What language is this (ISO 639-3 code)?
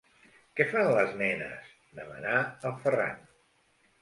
cat